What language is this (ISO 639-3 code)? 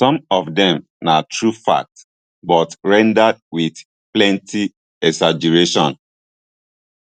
pcm